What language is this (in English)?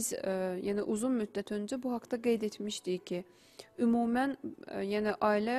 Turkish